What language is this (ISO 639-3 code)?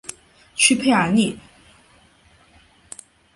zho